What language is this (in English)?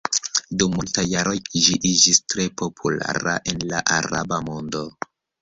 Esperanto